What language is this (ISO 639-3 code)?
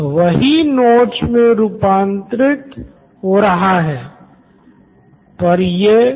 hin